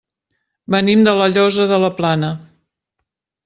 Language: Catalan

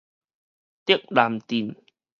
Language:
Min Nan Chinese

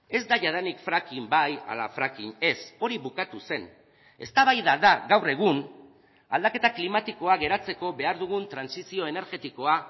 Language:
Basque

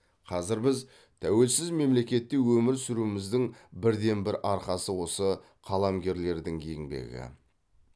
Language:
Kazakh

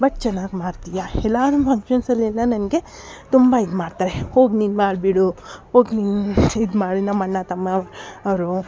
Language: Kannada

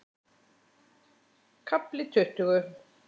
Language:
Icelandic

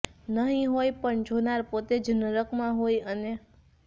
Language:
Gujarati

